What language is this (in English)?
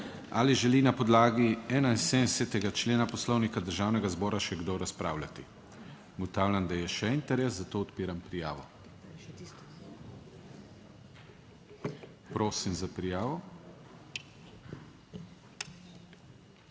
Slovenian